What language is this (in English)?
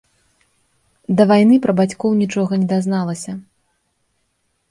Belarusian